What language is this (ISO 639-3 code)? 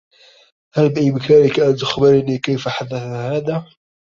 ara